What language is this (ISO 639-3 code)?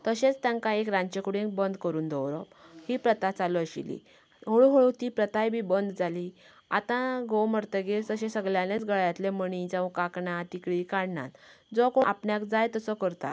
kok